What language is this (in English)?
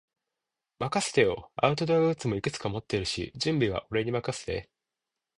Japanese